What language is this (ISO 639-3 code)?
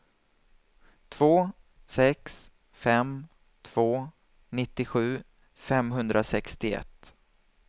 swe